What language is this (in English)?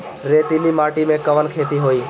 Bhojpuri